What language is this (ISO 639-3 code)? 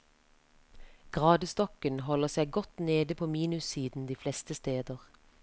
nor